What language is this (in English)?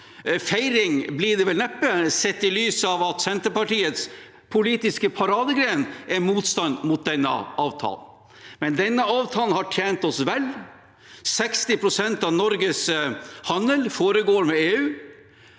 Norwegian